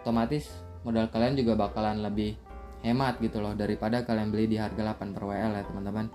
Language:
Indonesian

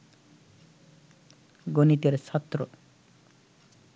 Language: Bangla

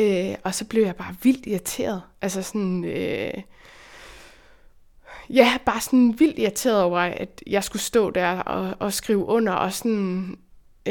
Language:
Danish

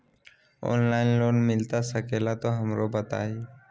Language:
Magahi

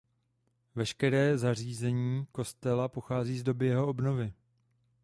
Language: Czech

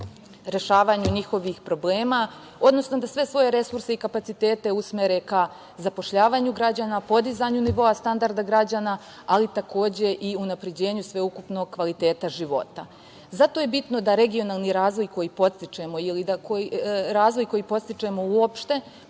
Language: Serbian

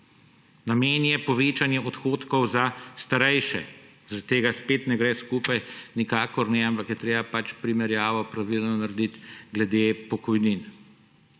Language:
Slovenian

